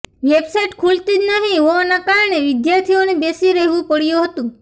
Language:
Gujarati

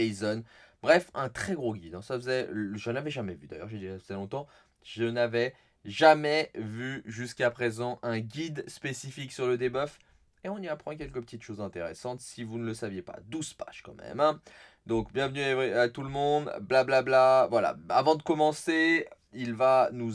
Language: French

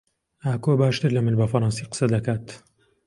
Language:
Central Kurdish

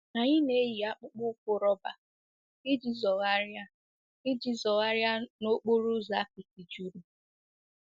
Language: Igbo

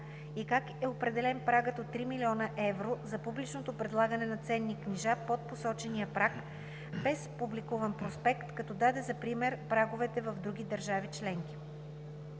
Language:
Bulgarian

